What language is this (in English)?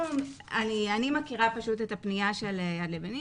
Hebrew